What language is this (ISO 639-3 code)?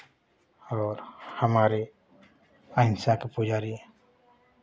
hin